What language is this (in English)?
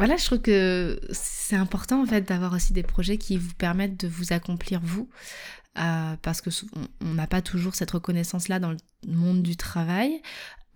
French